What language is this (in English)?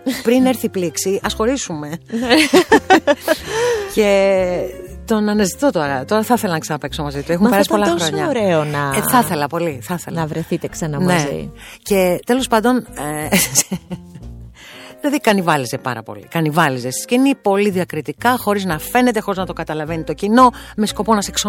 Greek